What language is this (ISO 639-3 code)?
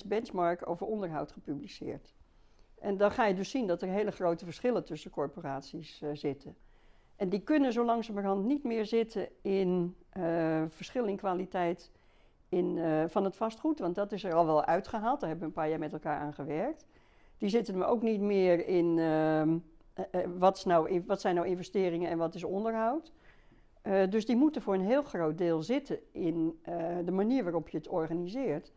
nld